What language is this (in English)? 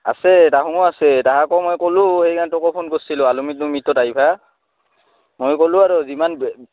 Assamese